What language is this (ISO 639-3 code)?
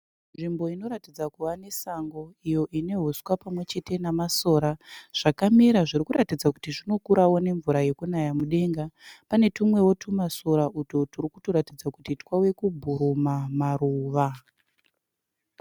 sna